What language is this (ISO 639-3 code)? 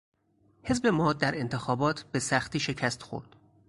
fas